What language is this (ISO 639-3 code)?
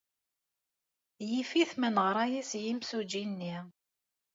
kab